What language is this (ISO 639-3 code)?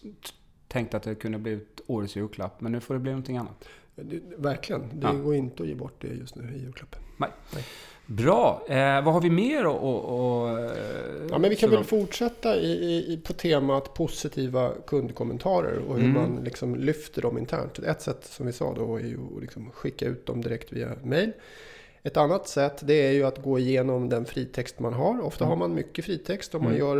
swe